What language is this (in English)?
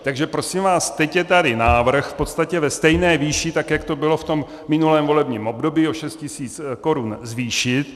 Czech